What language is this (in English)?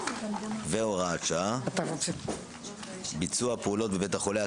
Hebrew